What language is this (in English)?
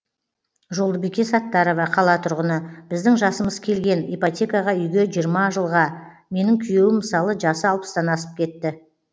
Kazakh